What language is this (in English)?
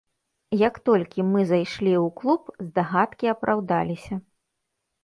Belarusian